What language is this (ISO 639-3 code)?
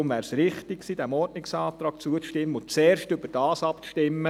gsw